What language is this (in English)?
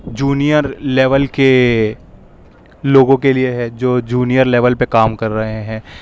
Urdu